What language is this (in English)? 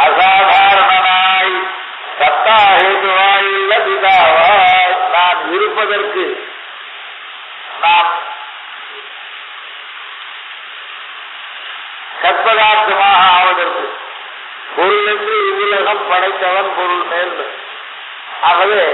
Tamil